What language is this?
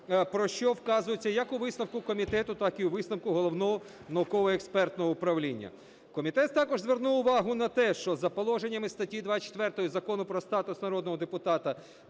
Ukrainian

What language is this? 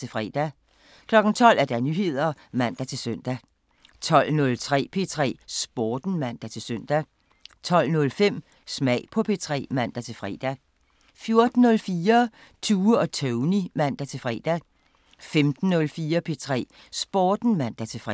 Danish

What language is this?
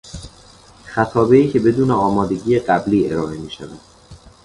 Persian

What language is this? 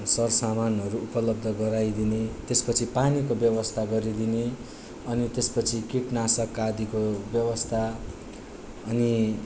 Nepali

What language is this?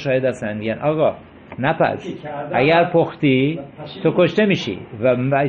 Persian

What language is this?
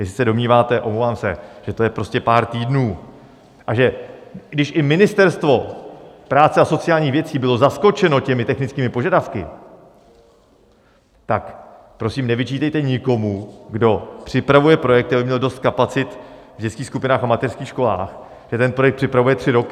Czech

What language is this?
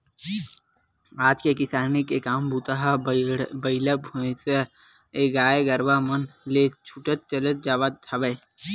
Chhattisgarhi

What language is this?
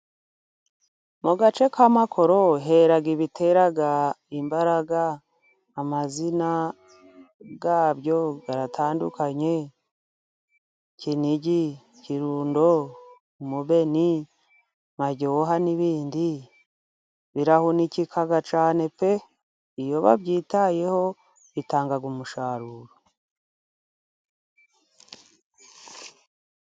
Kinyarwanda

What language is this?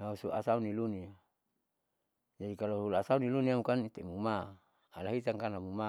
Saleman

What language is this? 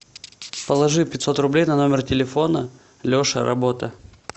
Russian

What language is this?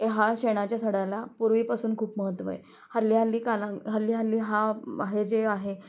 Marathi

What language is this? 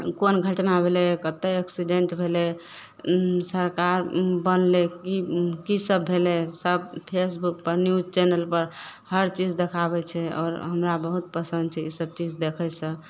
Maithili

